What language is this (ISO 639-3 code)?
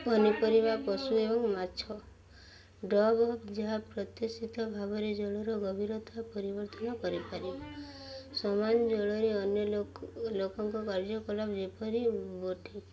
ori